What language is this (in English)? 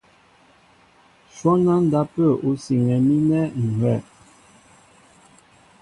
Mbo (Cameroon)